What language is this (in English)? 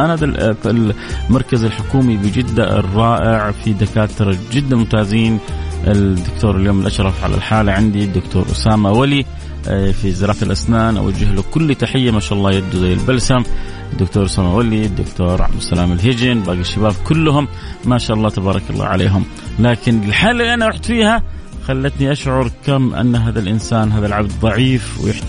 Arabic